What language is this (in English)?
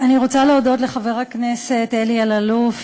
Hebrew